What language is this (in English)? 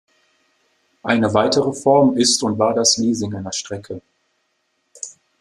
German